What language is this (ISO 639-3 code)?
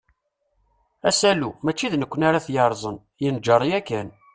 kab